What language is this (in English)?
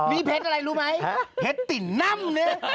Thai